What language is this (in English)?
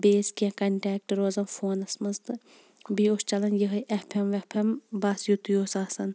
Kashmiri